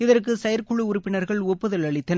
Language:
Tamil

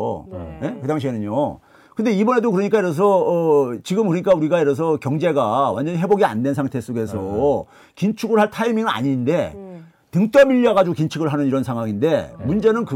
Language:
Korean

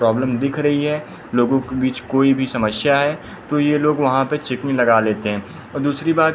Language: Hindi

